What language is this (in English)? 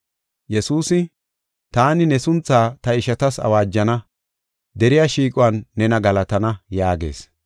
Gofa